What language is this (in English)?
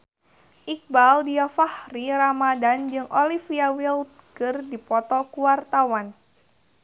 Sundanese